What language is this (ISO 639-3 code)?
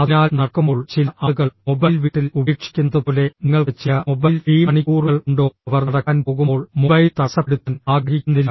mal